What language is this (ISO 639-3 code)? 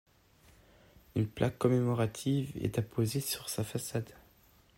fra